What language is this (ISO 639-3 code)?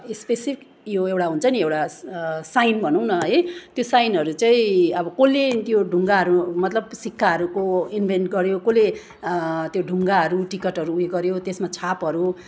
nep